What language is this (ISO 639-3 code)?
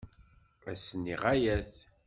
kab